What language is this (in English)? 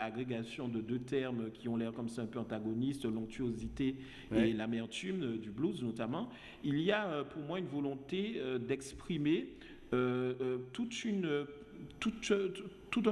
French